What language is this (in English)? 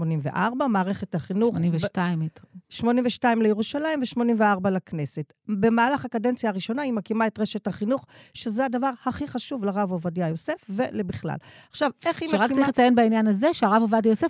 Hebrew